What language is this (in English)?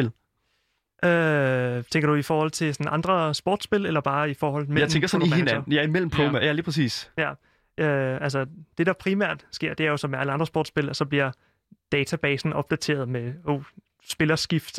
Danish